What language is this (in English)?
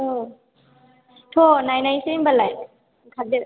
Bodo